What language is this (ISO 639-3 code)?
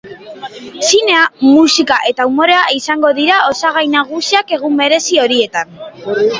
eus